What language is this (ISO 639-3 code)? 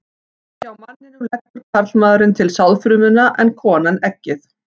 isl